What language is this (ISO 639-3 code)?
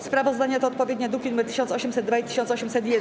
pol